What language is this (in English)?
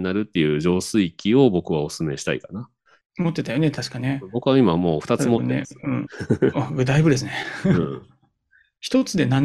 Japanese